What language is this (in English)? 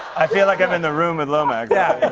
English